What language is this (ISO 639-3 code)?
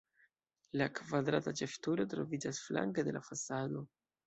epo